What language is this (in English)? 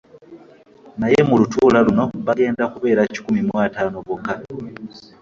Ganda